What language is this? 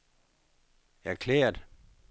Danish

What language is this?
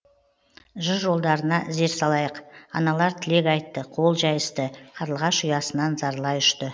Kazakh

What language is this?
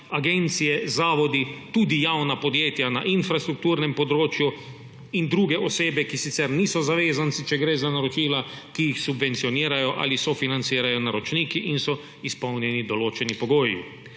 Slovenian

